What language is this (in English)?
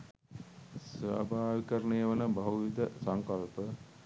Sinhala